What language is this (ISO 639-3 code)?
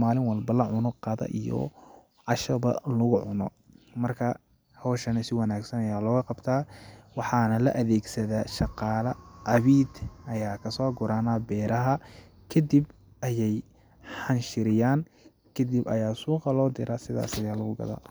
som